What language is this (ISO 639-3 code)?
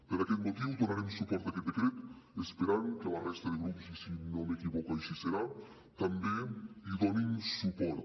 cat